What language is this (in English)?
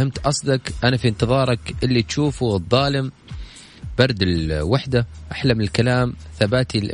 Arabic